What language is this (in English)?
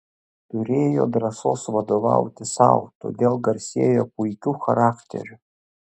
Lithuanian